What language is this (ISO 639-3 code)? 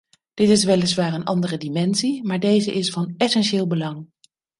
nld